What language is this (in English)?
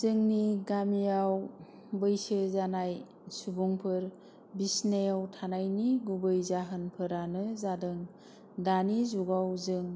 Bodo